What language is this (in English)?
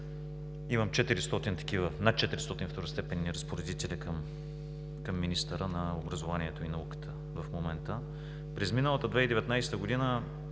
Bulgarian